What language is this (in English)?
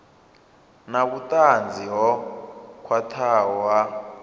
Venda